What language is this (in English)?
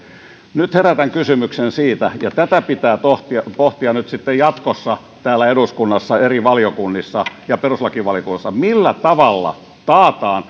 Finnish